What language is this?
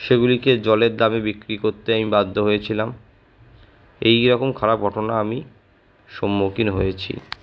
Bangla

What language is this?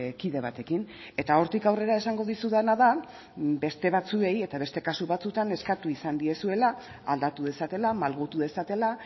Basque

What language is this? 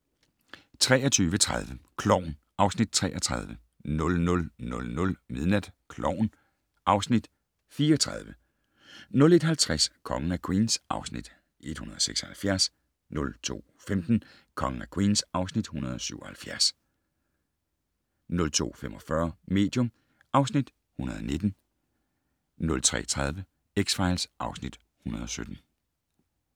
Danish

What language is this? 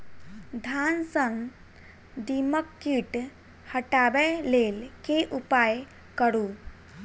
Maithili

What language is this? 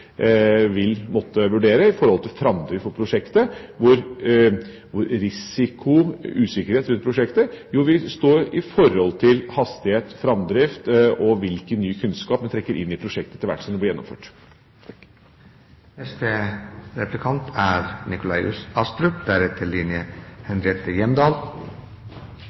Norwegian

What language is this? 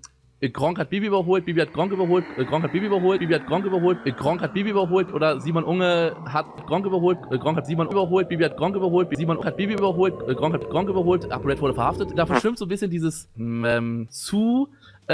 German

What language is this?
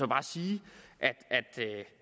Danish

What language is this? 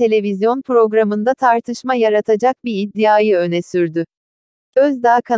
Turkish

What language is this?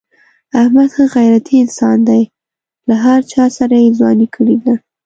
Pashto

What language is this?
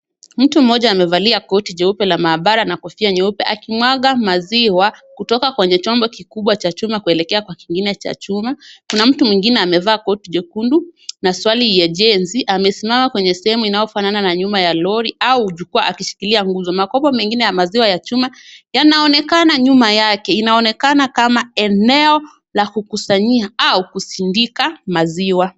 Swahili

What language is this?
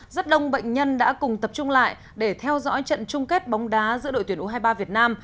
Vietnamese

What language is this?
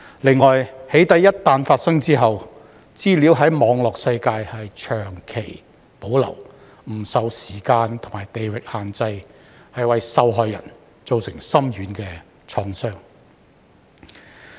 Cantonese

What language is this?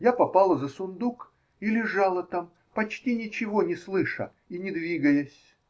Russian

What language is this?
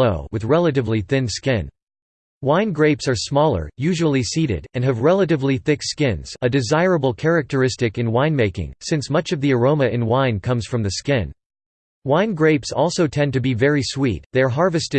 English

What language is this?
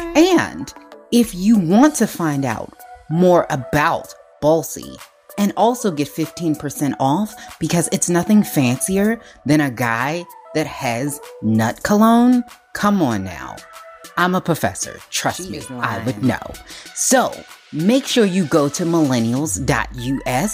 English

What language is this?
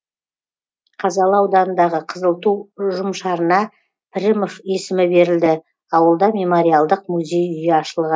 Kazakh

